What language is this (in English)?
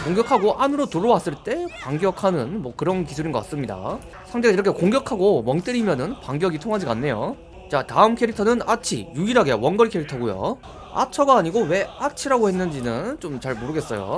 Korean